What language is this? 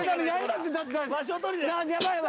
Japanese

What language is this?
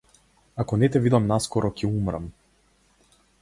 Macedonian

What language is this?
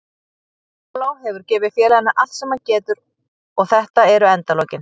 Icelandic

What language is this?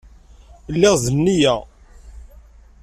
Kabyle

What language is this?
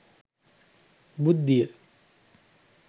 Sinhala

